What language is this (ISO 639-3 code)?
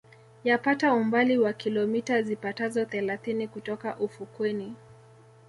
swa